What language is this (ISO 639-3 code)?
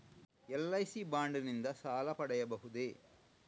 kan